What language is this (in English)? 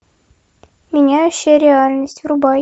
Russian